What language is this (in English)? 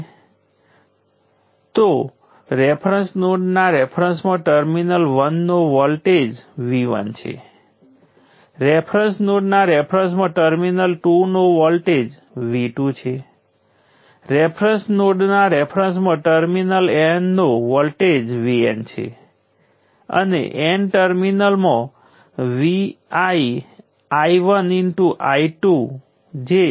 Gujarati